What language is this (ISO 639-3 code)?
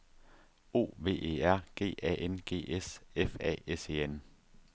dan